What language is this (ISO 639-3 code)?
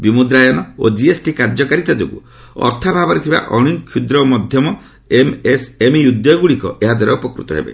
ori